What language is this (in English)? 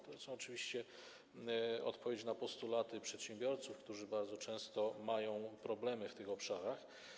Polish